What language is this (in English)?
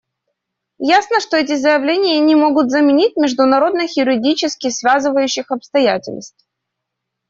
Russian